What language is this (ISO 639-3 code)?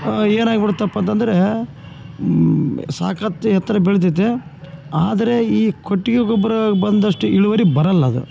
kan